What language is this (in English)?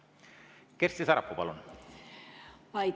Estonian